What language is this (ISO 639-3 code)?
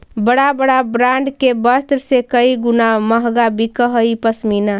mag